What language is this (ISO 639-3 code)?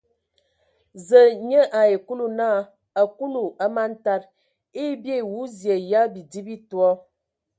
ewo